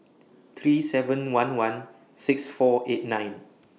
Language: English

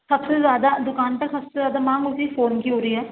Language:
Urdu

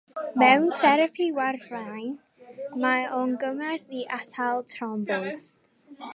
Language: Welsh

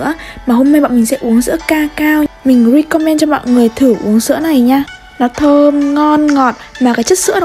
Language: Vietnamese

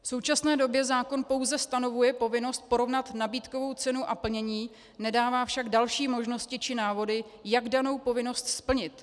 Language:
Czech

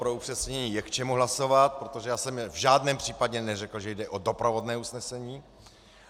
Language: Czech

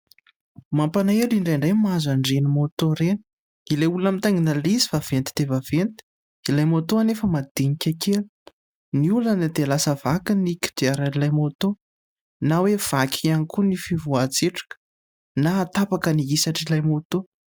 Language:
Malagasy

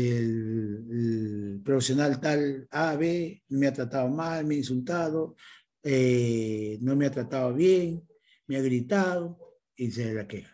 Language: Spanish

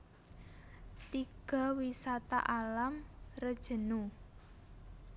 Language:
Javanese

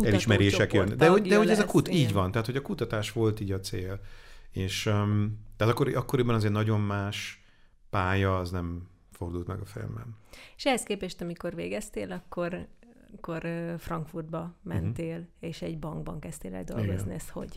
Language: Hungarian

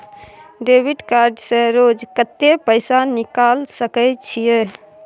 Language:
Maithili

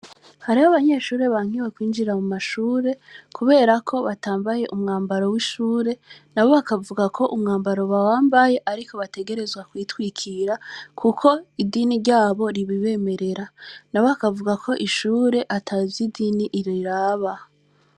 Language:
Rundi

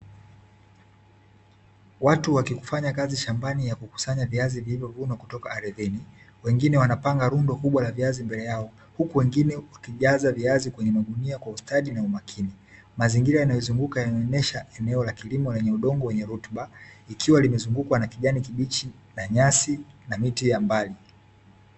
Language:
Swahili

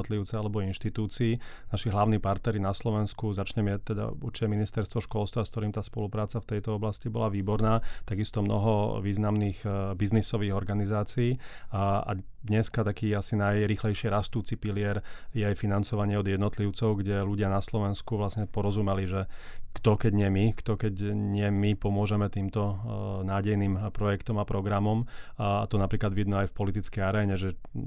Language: Slovak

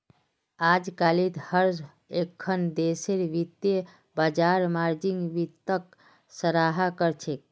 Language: Magahi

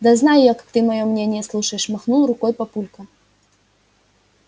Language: Russian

